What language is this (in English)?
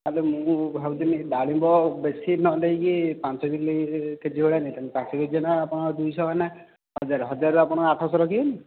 Odia